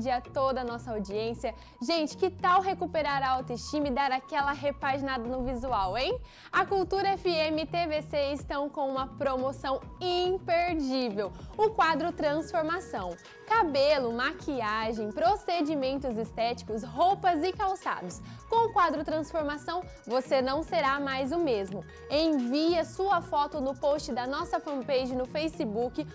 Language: Portuguese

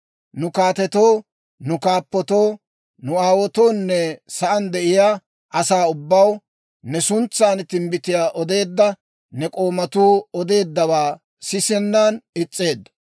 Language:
Dawro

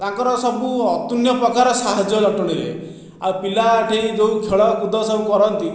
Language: Odia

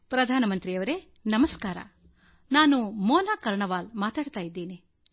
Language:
Kannada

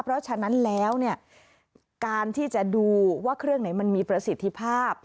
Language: Thai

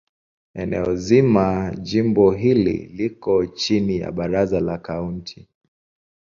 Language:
Swahili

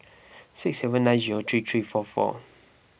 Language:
English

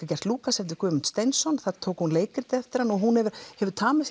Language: Icelandic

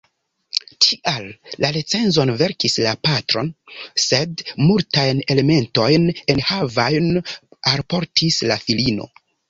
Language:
Esperanto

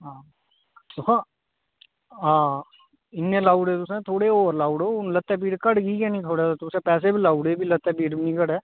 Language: Dogri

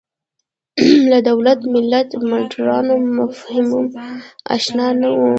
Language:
Pashto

